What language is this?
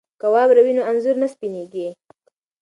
Pashto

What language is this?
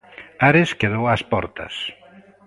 Galician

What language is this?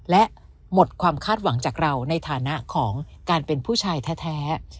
Thai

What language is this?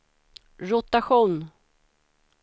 Swedish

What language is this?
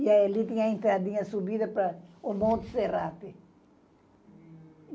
Portuguese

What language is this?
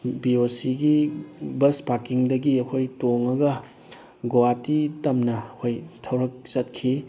Manipuri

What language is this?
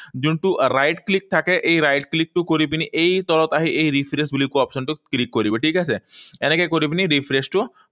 Assamese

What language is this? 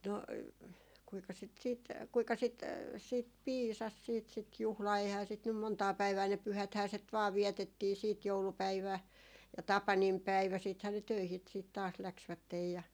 Finnish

